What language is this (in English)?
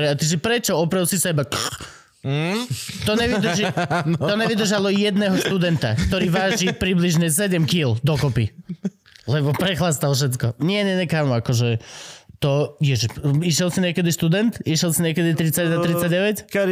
Slovak